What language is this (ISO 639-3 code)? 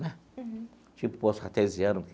por